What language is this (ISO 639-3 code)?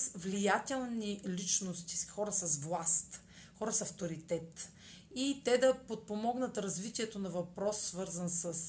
bul